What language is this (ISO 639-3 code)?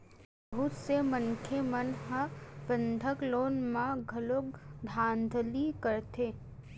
hne